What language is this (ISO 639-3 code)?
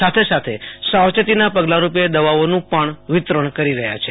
guj